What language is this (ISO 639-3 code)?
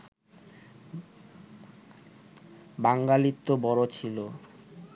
ben